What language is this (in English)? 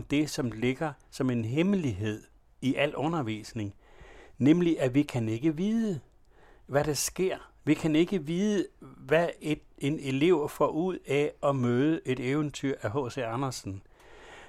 Danish